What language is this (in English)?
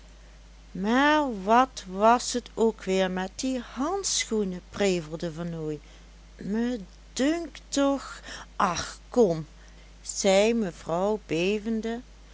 Dutch